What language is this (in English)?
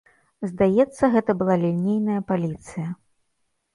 Belarusian